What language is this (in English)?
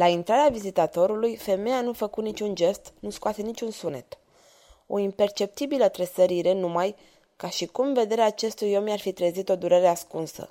Romanian